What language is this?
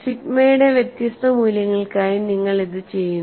Malayalam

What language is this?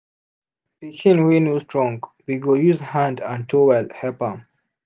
Nigerian Pidgin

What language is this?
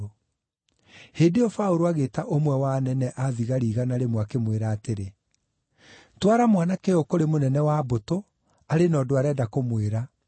Kikuyu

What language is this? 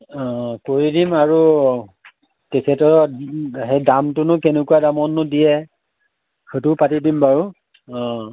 Assamese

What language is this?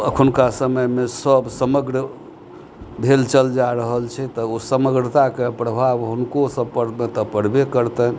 Maithili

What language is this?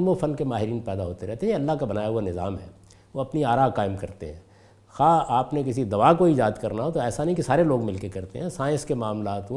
Urdu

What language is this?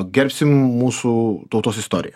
Lithuanian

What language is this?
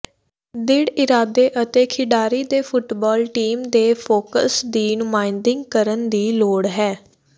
Punjabi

